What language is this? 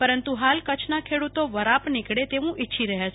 Gujarati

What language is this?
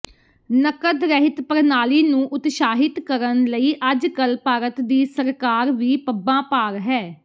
Punjabi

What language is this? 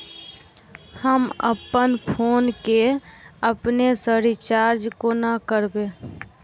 Maithili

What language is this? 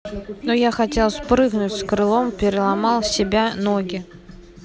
Russian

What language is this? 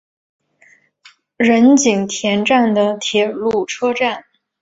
Chinese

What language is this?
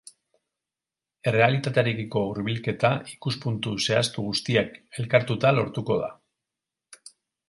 Basque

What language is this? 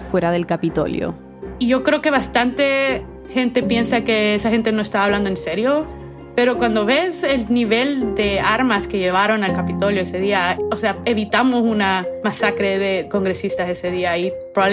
Spanish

